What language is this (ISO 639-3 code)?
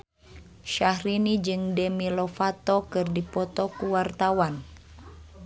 sun